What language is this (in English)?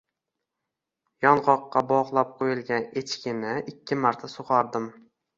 Uzbek